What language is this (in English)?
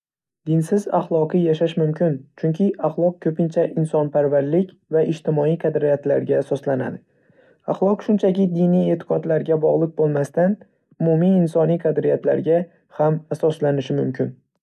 Uzbek